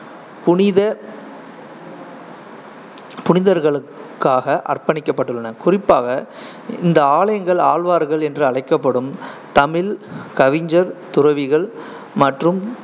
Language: Tamil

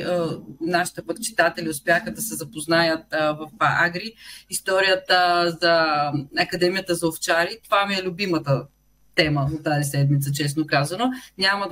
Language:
Bulgarian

